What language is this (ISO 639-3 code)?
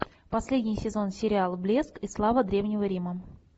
rus